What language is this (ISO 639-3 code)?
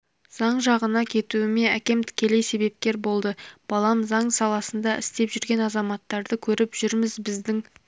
kaz